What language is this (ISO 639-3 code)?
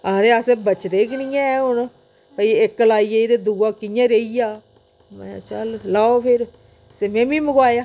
doi